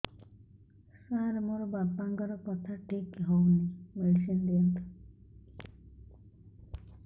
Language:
Odia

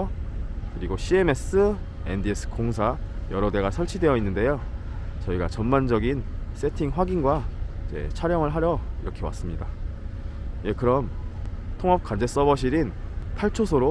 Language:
Korean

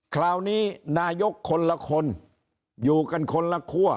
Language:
Thai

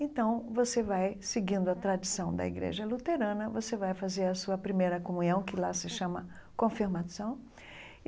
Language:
Portuguese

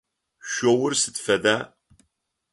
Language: Adyghe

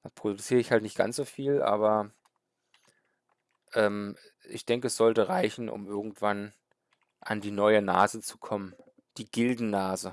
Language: German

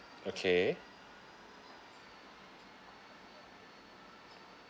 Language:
English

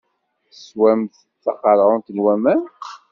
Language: Kabyle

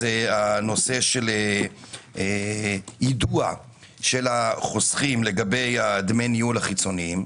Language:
Hebrew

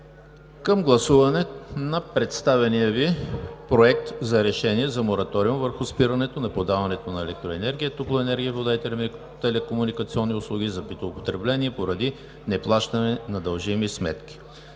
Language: Bulgarian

